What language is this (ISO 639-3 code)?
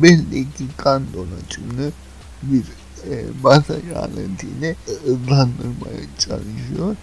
tur